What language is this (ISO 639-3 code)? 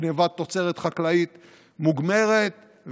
heb